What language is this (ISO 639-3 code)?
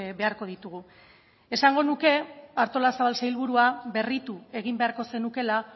eus